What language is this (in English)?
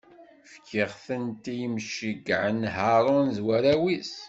Kabyle